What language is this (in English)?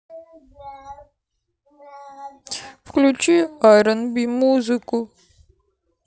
Russian